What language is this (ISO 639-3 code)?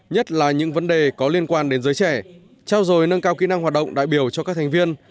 vie